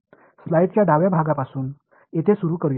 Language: Marathi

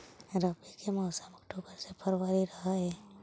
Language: Magahi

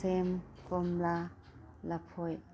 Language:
Manipuri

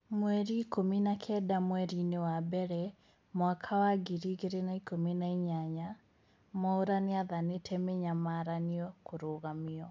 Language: Kikuyu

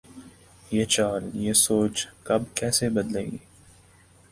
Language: Urdu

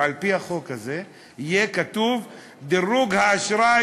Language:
Hebrew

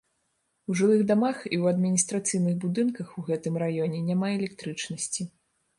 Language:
Belarusian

